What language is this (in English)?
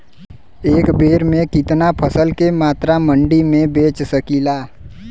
Bhojpuri